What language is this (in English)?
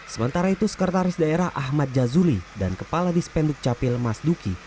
Indonesian